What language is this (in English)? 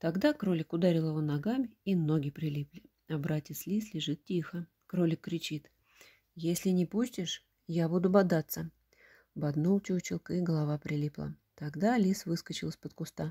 Russian